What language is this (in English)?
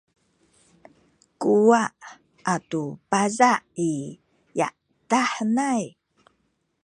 Sakizaya